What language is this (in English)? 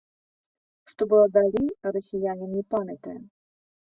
Belarusian